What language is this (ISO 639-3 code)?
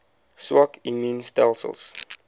afr